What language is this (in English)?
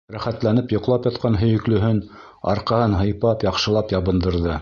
Bashkir